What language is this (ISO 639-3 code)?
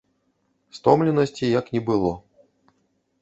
bel